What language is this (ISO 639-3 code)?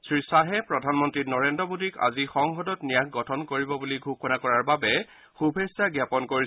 asm